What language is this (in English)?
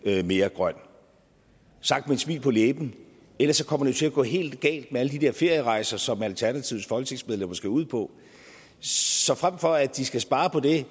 Danish